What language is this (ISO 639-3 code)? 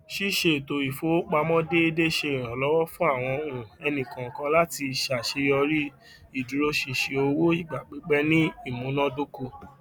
yor